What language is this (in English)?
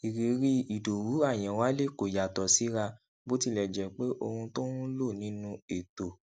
Yoruba